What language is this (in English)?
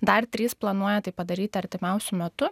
Lithuanian